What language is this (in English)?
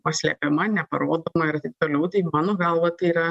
Lithuanian